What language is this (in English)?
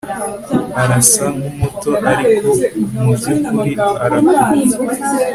Kinyarwanda